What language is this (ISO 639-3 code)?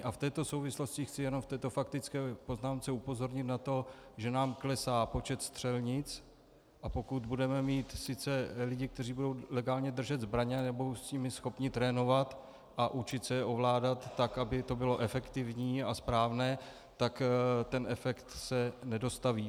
ces